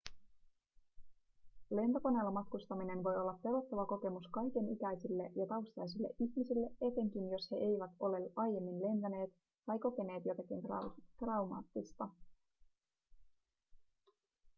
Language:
Finnish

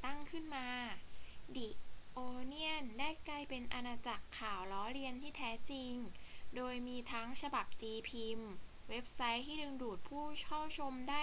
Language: Thai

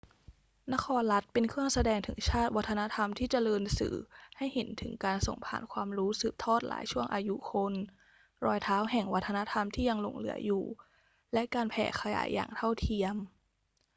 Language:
Thai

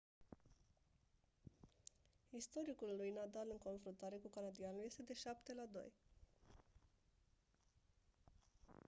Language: Romanian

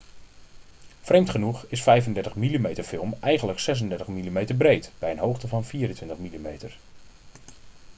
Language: Dutch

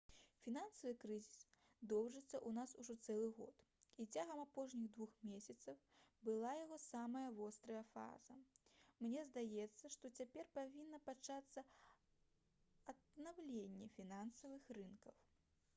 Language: Belarusian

